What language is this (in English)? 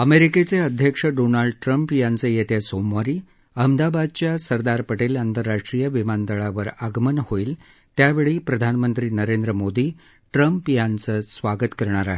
Marathi